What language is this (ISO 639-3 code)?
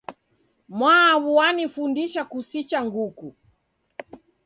dav